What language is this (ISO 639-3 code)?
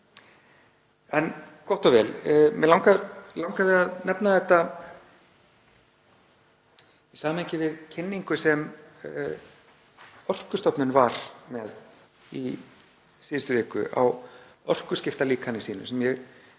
isl